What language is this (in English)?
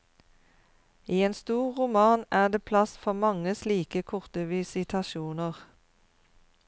Norwegian